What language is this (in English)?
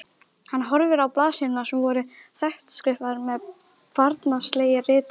Icelandic